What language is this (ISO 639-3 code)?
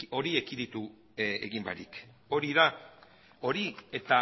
eus